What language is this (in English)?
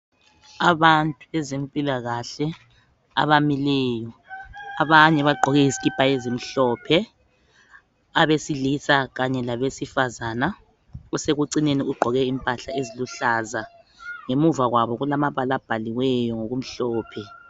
North Ndebele